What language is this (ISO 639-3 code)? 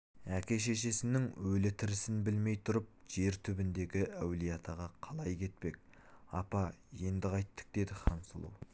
kaz